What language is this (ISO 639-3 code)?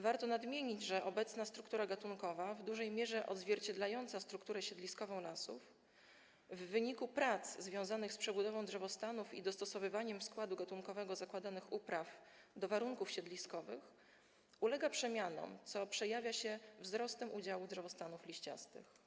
pol